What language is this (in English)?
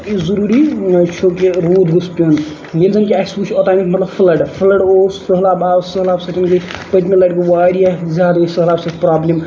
Kashmiri